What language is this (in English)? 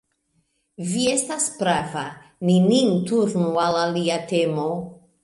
Esperanto